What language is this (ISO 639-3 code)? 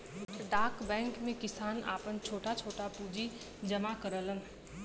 bho